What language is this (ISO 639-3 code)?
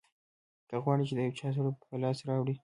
pus